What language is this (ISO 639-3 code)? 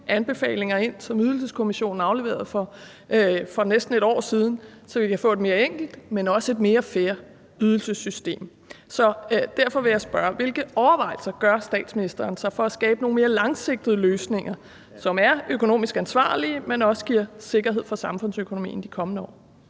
dan